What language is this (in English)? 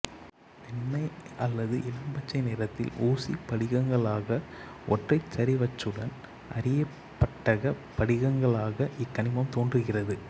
Tamil